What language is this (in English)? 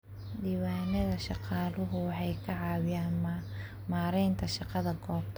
Somali